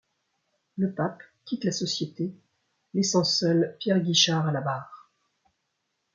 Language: French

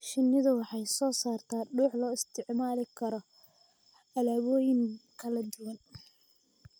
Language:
Somali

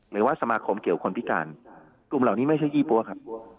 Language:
Thai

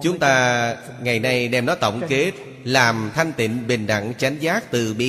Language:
Vietnamese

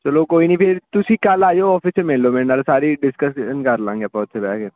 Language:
Punjabi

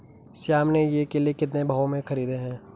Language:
Hindi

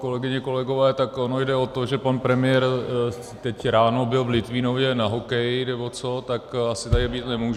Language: Czech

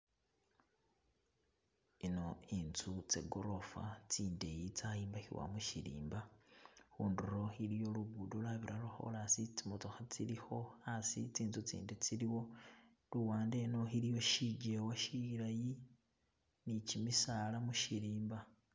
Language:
Masaaba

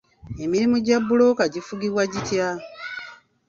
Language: Ganda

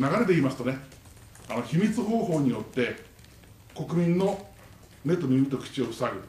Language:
Japanese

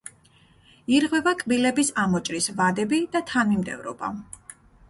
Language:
Georgian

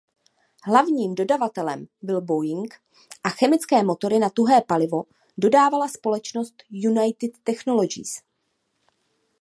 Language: Czech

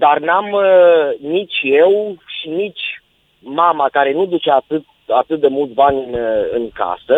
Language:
Romanian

